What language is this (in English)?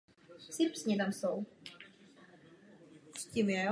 Czech